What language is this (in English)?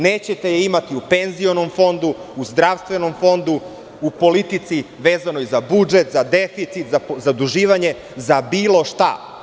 Serbian